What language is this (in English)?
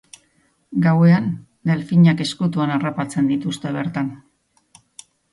Basque